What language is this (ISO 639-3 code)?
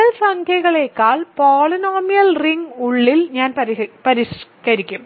mal